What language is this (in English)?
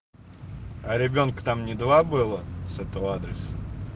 Russian